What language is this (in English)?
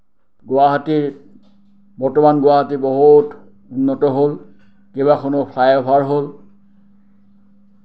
Assamese